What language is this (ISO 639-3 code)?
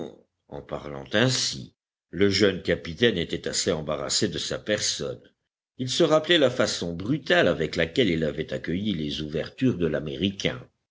fra